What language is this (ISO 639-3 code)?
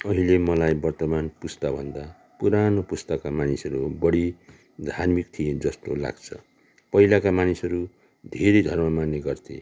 nep